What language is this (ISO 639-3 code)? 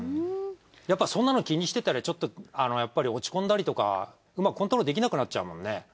jpn